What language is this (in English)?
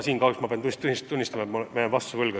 Estonian